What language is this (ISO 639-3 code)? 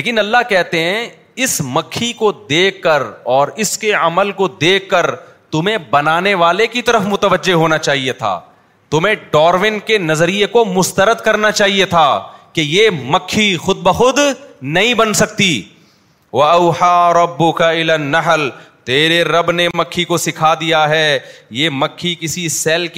urd